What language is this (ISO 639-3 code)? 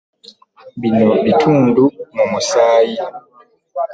lug